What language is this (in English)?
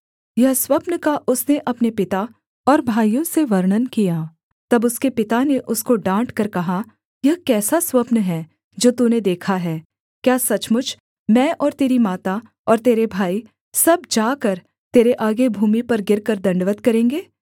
Hindi